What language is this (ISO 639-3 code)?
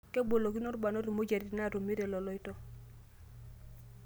mas